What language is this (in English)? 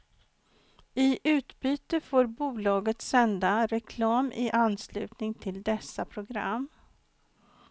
Swedish